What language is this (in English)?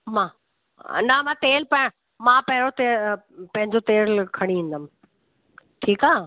Sindhi